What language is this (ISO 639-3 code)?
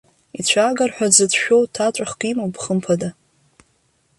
abk